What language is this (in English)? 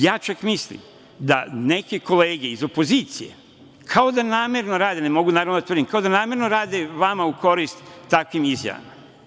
Serbian